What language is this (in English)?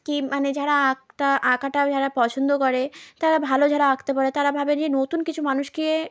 Bangla